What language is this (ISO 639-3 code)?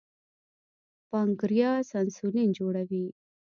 pus